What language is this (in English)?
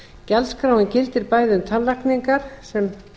Icelandic